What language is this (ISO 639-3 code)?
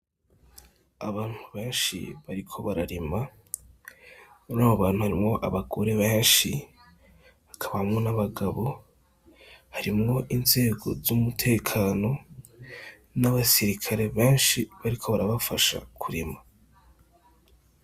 run